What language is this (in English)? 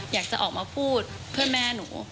Thai